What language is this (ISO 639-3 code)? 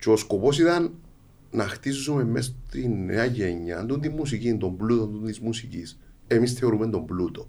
ell